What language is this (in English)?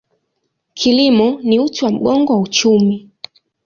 Swahili